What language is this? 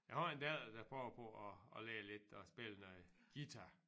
Danish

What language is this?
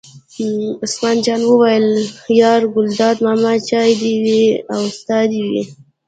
Pashto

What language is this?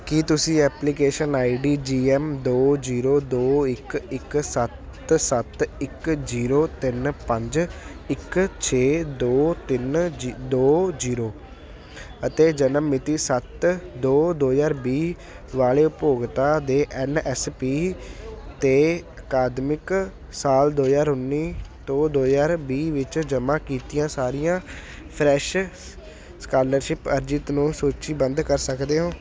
Punjabi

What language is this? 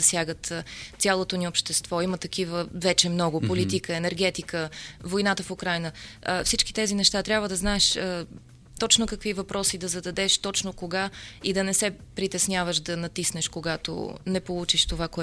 Bulgarian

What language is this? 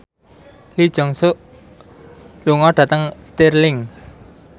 Javanese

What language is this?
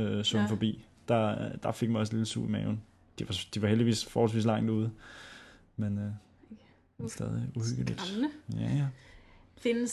Danish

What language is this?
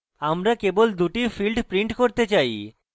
Bangla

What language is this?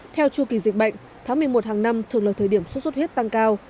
Vietnamese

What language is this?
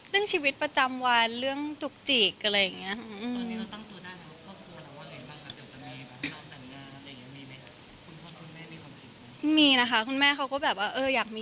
Thai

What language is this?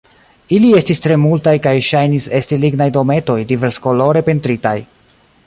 Esperanto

